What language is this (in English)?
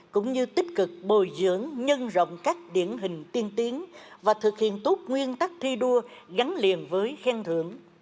Vietnamese